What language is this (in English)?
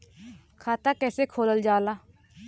Bhojpuri